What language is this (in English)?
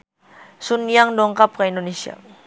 Sundanese